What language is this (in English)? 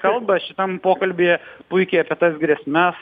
Lithuanian